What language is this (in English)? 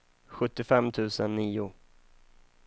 Swedish